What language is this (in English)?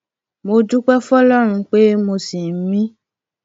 Yoruba